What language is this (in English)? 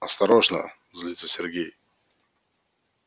Russian